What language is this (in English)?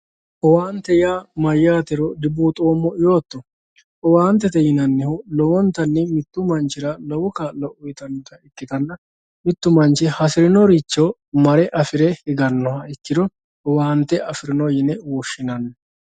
Sidamo